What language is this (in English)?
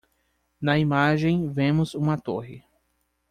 Portuguese